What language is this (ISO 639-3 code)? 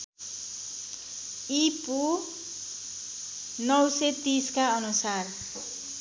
nep